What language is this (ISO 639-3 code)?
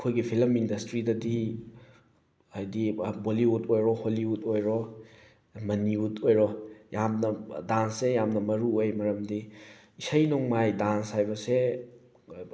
mni